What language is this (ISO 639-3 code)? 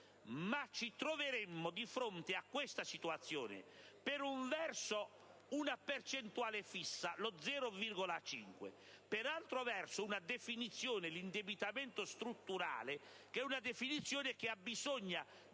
ita